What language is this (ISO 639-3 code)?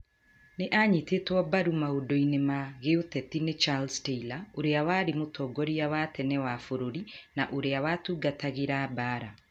kik